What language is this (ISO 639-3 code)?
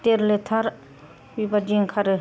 brx